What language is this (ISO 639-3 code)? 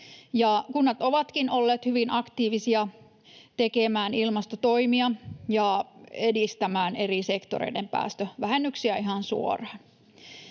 fin